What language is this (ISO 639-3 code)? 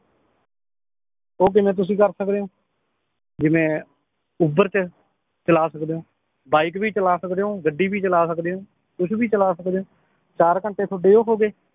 pan